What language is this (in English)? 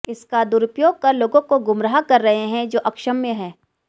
Hindi